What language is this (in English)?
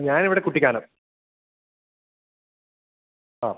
Malayalam